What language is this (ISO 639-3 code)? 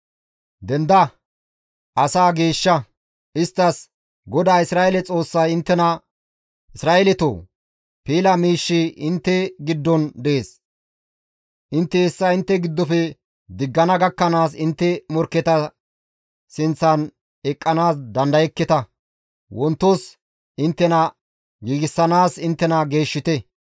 gmv